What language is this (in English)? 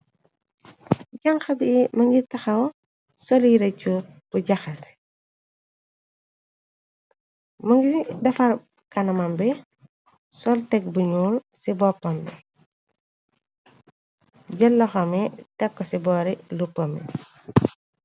Wolof